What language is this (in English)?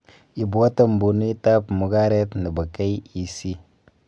Kalenjin